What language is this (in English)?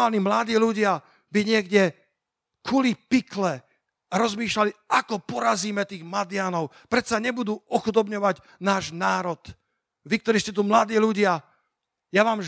Slovak